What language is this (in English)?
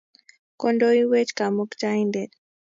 Kalenjin